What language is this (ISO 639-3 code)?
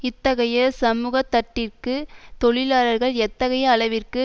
tam